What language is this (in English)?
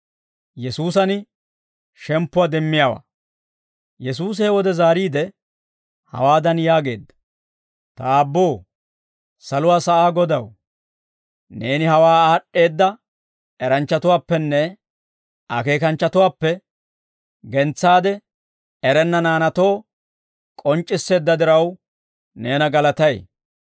Dawro